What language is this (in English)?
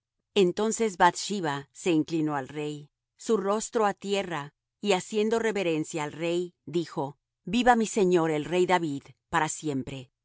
Spanish